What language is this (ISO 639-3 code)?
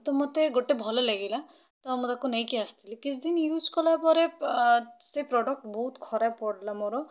ori